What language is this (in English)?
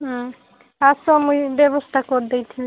Odia